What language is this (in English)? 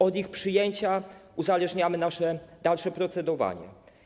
Polish